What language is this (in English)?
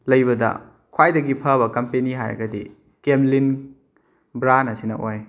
Manipuri